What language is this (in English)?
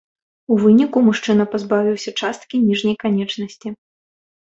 Belarusian